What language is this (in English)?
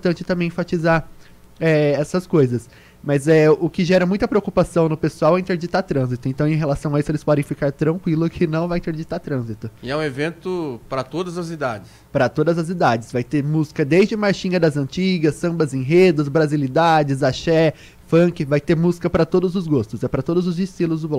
Portuguese